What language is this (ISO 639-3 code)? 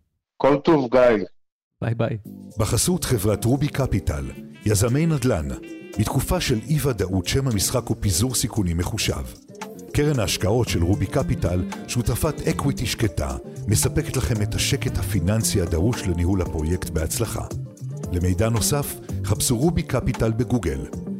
heb